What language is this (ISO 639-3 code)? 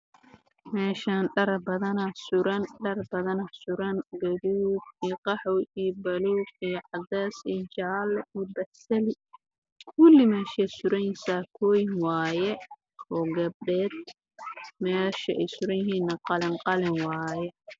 som